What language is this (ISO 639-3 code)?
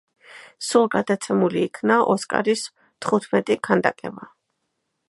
kat